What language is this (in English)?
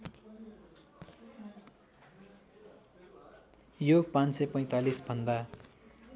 Nepali